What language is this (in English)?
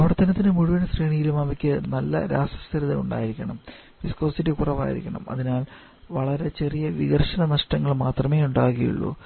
Malayalam